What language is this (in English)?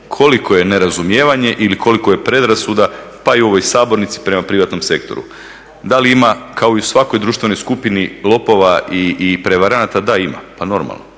Croatian